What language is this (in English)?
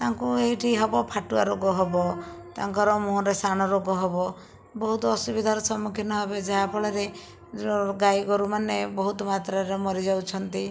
Odia